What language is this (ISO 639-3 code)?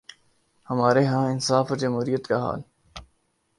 urd